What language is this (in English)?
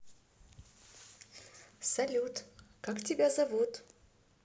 Russian